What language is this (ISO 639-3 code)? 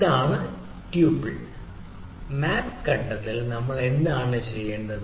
mal